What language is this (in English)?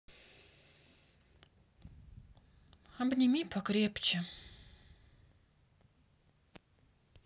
Russian